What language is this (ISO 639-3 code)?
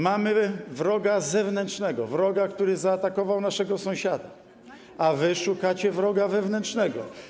pol